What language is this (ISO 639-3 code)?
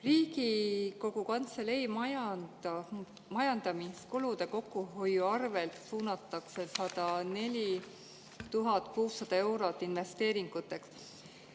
est